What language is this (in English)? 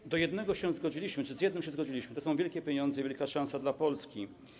Polish